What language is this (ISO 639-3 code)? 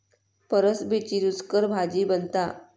mar